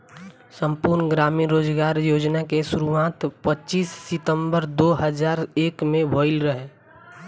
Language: Bhojpuri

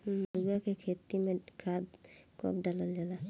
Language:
Bhojpuri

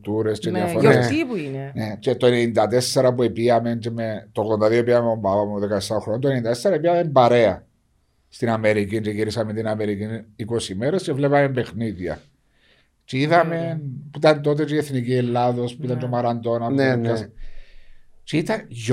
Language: Greek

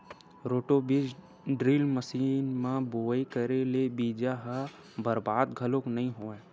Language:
Chhattisgarhi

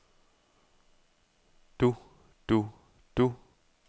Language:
Danish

